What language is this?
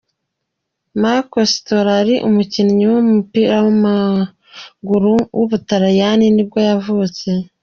Kinyarwanda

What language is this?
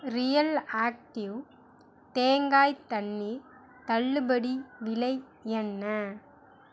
Tamil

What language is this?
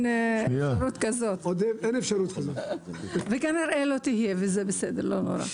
Hebrew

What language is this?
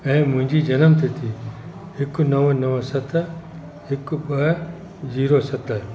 Sindhi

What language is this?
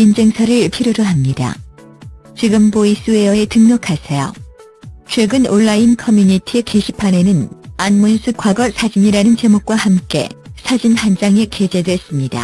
Korean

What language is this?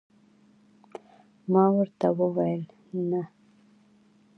Pashto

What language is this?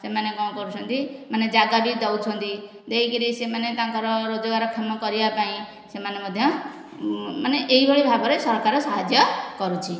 Odia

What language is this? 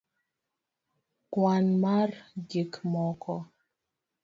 Luo (Kenya and Tanzania)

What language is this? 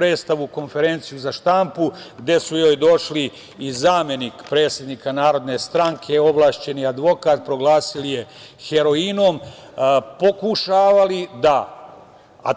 Serbian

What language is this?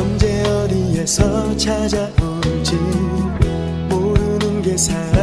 Korean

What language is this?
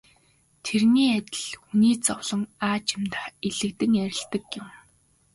Mongolian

